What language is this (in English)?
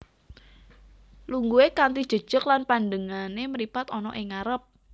Javanese